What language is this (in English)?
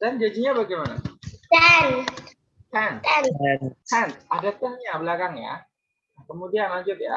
Indonesian